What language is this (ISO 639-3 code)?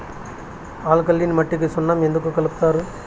tel